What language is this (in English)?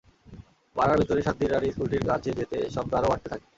Bangla